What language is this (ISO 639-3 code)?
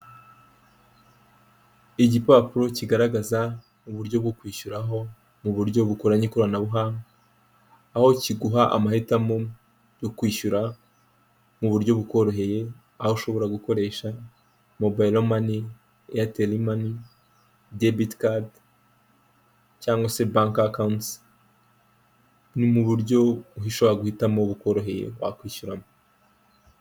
kin